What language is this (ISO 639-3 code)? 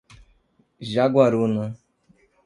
por